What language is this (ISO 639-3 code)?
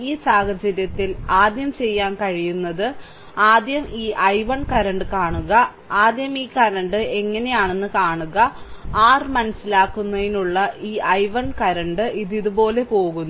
mal